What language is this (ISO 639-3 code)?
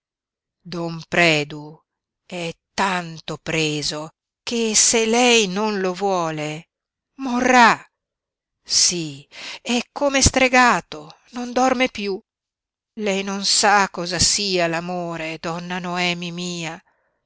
ita